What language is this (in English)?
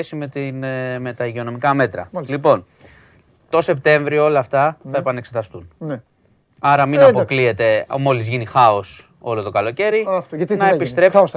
Greek